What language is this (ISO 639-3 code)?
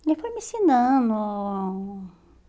por